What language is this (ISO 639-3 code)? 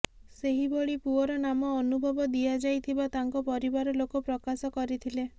ori